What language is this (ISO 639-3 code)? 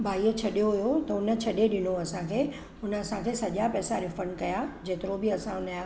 snd